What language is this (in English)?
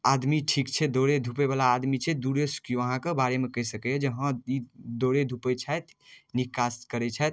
Maithili